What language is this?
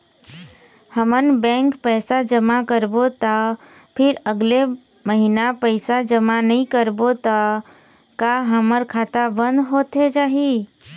Chhattisgarhi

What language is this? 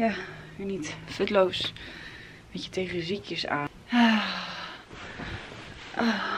Dutch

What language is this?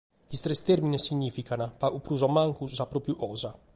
Sardinian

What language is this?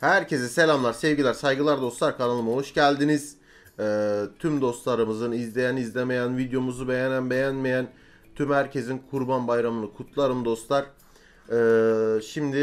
Turkish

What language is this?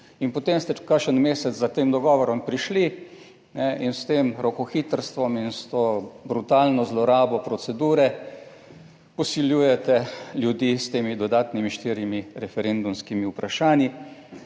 Slovenian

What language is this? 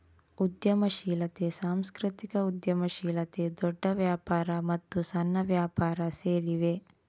Kannada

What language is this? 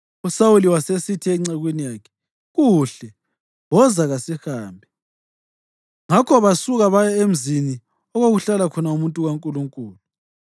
North Ndebele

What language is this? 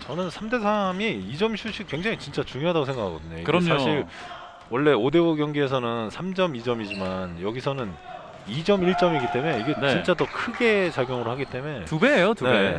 Korean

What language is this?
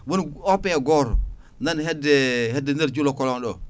Fula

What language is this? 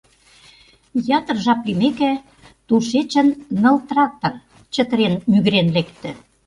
Mari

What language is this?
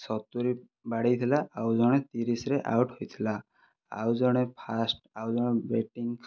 Odia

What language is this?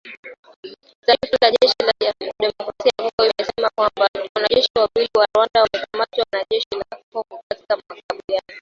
Swahili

